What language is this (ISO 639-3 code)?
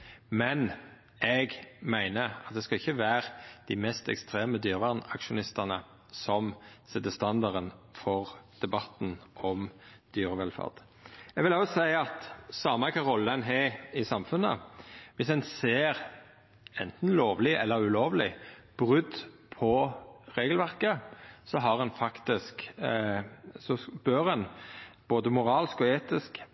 nno